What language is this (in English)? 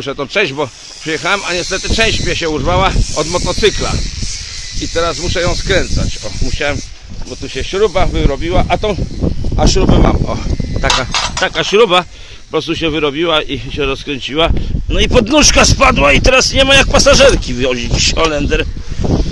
Polish